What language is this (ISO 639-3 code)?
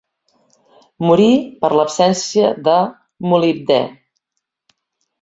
cat